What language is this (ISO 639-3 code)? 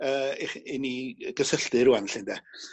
cym